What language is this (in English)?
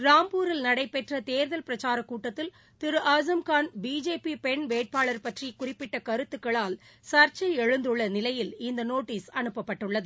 Tamil